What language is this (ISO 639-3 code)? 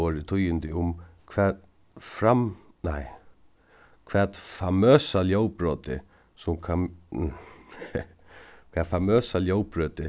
fao